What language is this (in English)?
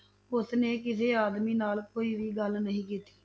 Punjabi